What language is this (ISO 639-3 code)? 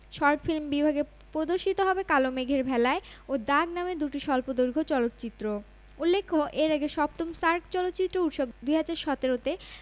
ben